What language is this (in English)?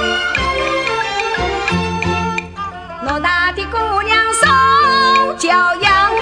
Chinese